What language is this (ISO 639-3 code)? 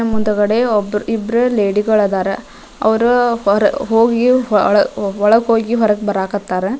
kan